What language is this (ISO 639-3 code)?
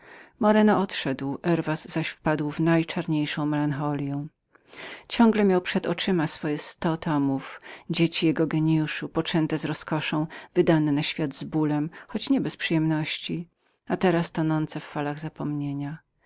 pol